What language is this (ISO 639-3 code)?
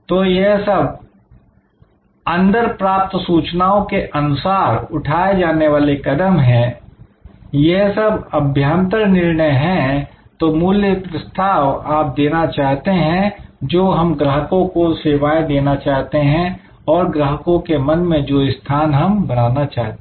hin